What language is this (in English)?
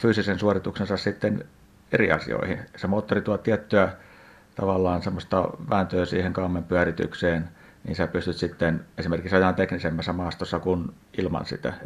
Finnish